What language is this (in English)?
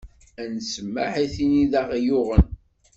Kabyle